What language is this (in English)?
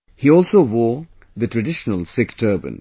English